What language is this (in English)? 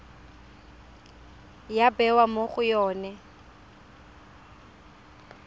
Tswana